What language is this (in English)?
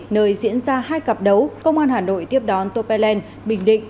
Vietnamese